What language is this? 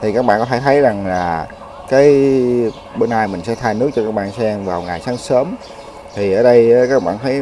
Vietnamese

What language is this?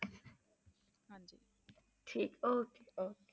Punjabi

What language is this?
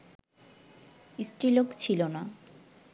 Bangla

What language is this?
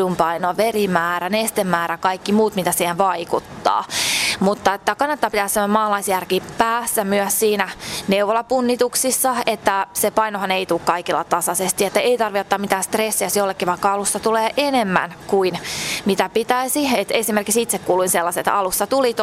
Finnish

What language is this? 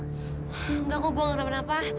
Indonesian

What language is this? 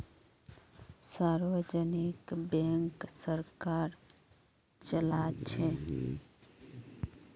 Magahi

